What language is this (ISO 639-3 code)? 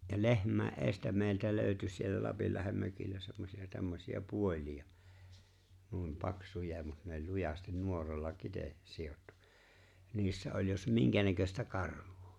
fin